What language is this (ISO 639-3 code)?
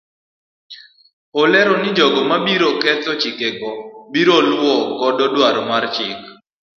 luo